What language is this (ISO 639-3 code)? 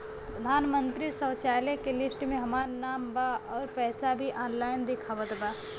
bho